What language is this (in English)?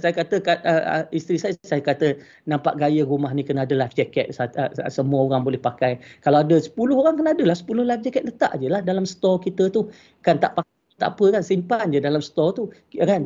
Malay